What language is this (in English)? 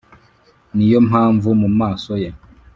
Kinyarwanda